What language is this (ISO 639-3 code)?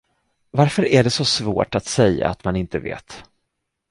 swe